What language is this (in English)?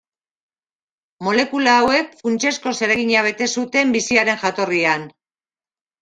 Basque